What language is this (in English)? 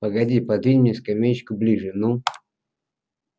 Russian